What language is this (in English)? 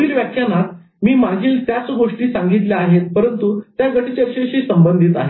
Marathi